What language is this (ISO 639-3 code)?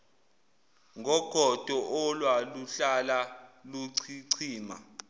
zul